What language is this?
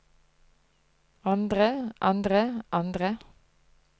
Norwegian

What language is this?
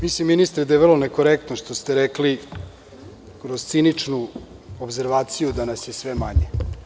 Serbian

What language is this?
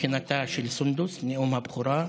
Hebrew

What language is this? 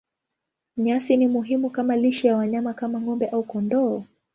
Swahili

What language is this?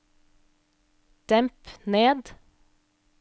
Norwegian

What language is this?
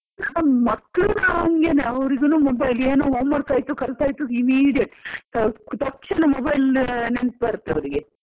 Kannada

